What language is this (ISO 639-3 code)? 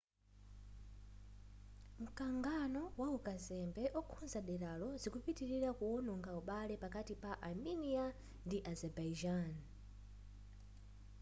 nya